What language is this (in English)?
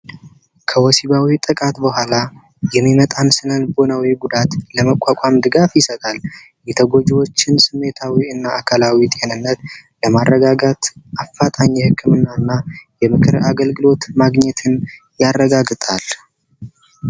Amharic